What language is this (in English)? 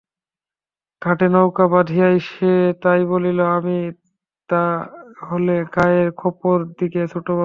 Bangla